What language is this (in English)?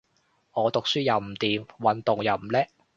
Cantonese